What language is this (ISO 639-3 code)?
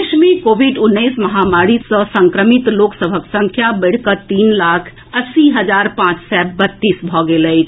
mai